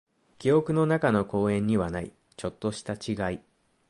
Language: Japanese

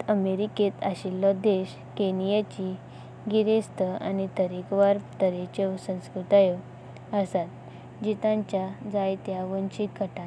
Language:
Konkani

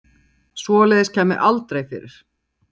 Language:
Icelandic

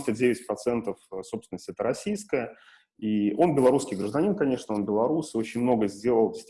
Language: Russian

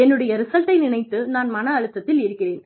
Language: Tamil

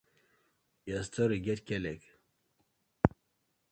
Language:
Nigerian Pidgin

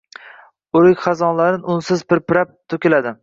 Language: Uzbek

